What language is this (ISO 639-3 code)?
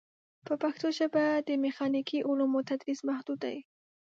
pus